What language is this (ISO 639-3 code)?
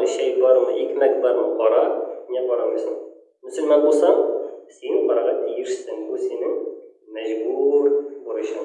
tur